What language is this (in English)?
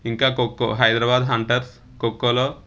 Telugu